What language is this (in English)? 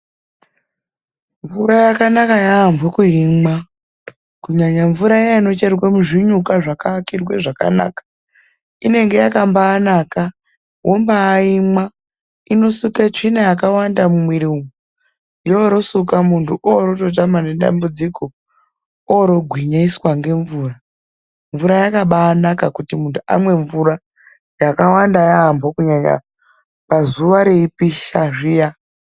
Ndau